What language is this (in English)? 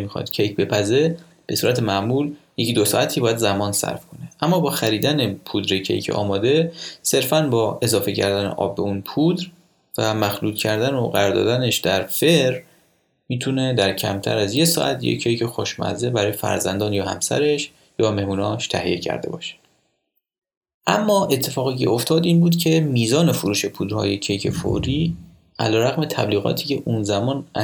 Persian